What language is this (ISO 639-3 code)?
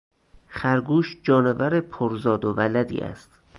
fas